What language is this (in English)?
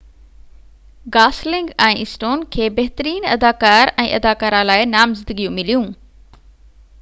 Sindhi